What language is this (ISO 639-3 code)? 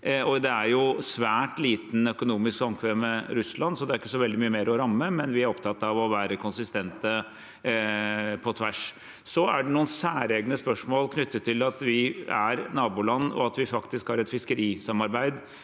nor